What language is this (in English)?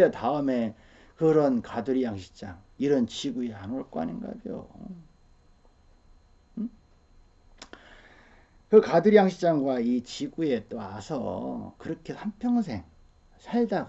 Korean